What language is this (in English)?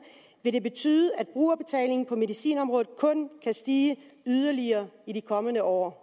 Danish